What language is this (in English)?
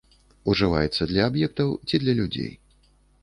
Belarusian